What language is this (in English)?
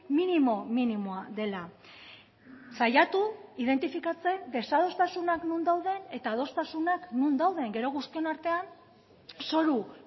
Basque